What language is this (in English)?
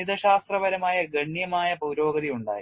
Malayalam